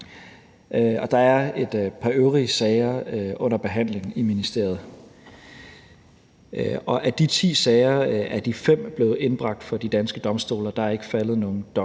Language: Danish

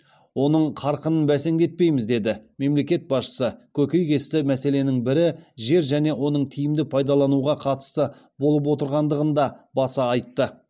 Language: Kazakh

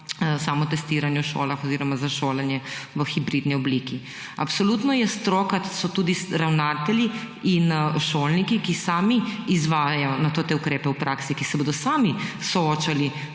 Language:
Slovenian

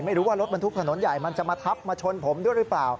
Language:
Thai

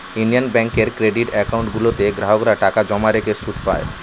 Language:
Bangla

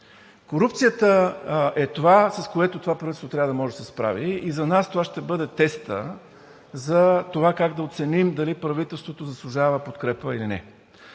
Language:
Bulgarian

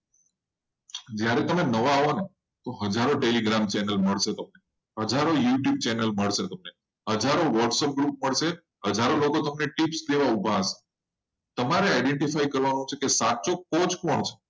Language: Gujarati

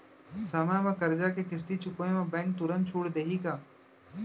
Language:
Chhattisgarhi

